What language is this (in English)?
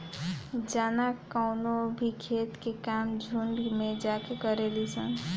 Bhojpuri